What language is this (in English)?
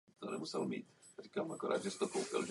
Czech